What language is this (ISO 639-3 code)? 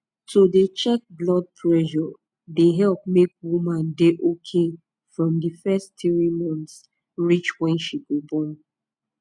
pcm